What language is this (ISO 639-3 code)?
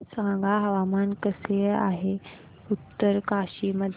mar